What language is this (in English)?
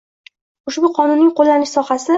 Uzbek